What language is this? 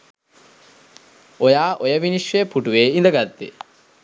Sinhala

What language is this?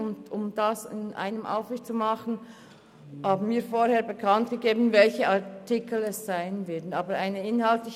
Swiss German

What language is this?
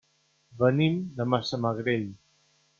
Catalan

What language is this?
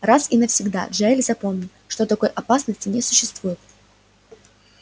Russian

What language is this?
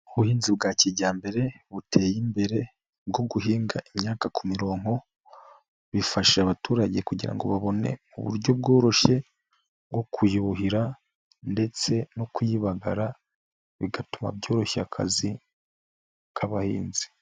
Kinyarwanda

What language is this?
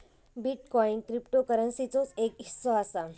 Marathi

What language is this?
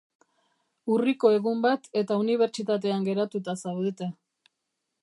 Basque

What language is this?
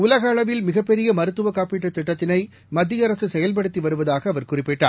Tamil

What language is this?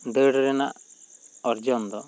Santali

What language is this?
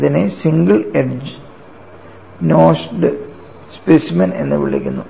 Malayalam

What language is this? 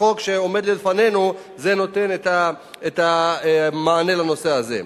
Hebrew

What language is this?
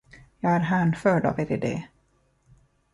Swedish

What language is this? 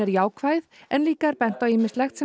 Icelandic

